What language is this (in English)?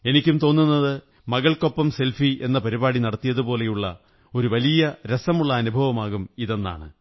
Malayalam